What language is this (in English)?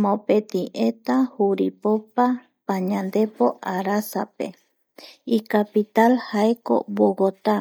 Eastern Bolivian Guaraní